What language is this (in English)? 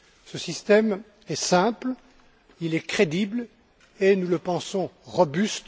French